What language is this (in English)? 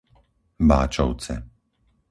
Slovak